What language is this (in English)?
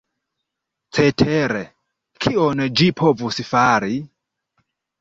Esperanto